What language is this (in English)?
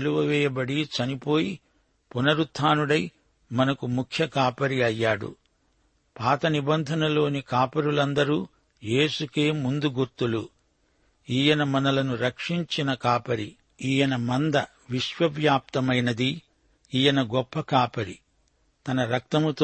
Telugu